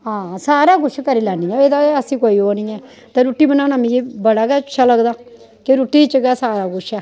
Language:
Dogri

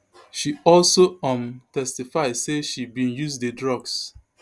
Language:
Nigerian Pidgin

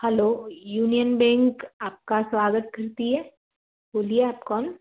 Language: Hindi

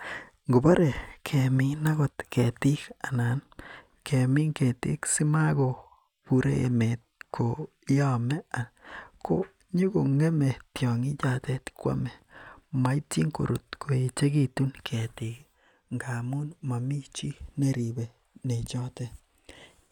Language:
Kalenjin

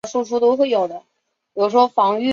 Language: Chinese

